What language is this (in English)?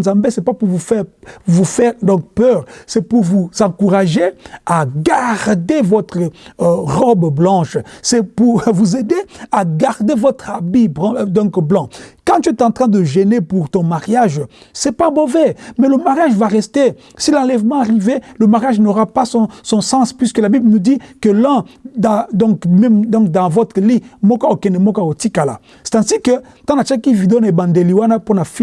French